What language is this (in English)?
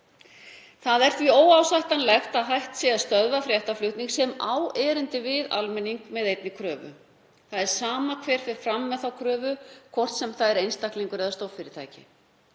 Icelandic